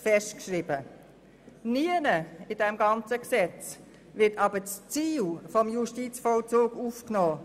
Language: Swiss German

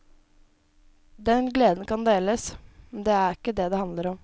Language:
Norwegian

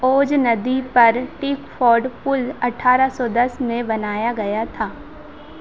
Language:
Hindi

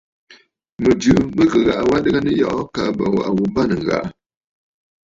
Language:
Bafut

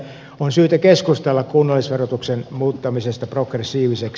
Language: Finnish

